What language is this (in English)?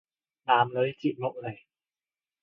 Cantonese